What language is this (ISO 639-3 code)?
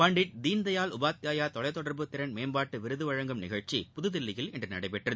tam